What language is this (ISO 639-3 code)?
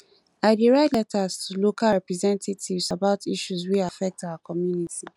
pcm